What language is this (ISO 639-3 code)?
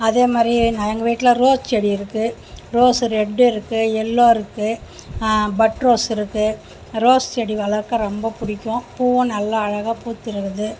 tam